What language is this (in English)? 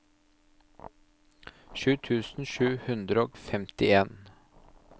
Norwegian